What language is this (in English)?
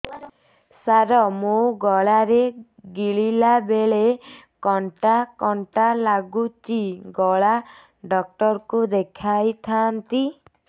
Odia